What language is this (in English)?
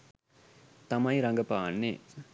Sinhala